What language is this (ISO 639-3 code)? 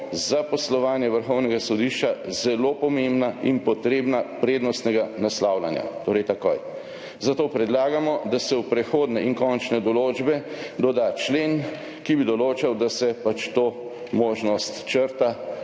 slv